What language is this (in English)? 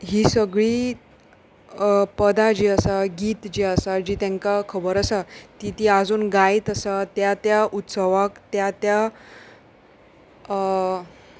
Konkani